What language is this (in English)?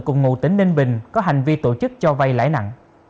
Vietnamese